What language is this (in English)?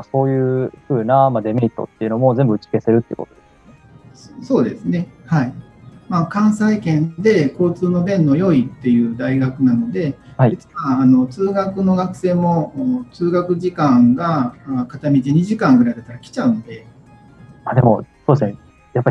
Japanese